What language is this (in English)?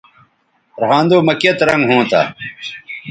Bateri